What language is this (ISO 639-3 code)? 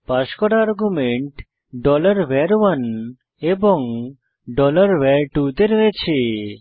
ben